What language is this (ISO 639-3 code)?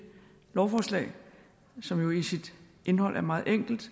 dan